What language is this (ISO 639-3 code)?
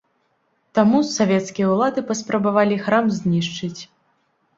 bel